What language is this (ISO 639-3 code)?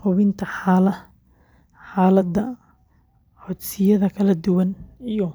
som